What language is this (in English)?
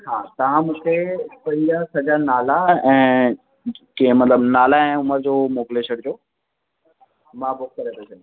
Sindhi